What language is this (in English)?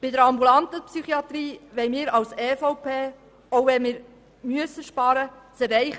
Swiss German